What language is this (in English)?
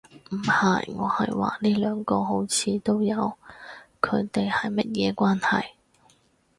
Cantonese